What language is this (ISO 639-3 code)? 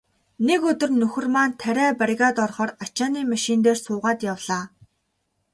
mon